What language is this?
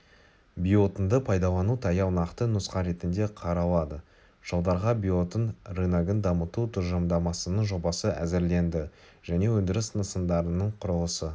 Kazakh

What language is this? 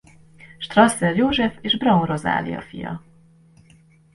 Hungarian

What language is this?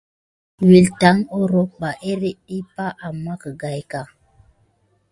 Gidar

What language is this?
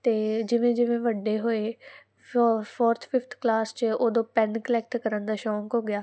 Punjabi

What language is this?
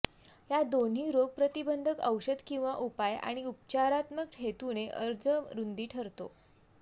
Marathi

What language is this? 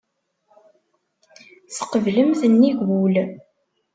Kabyle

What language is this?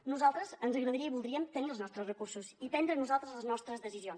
Catalan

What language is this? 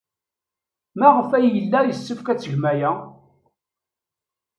Kabyle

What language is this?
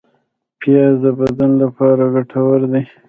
Pashto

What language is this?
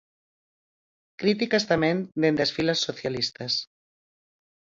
Galician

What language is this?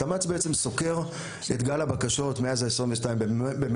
Hebrew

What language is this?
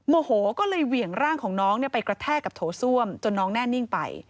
Thai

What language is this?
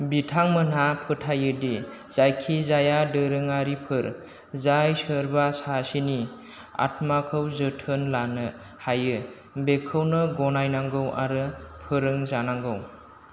Bodo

